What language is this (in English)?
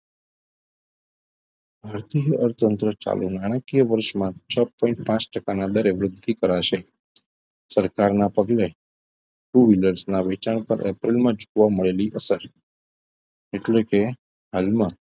Gujarati